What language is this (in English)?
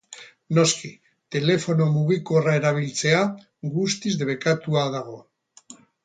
Basque